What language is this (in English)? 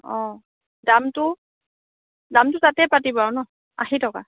Assamese